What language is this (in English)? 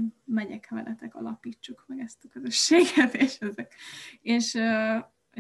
Hungarian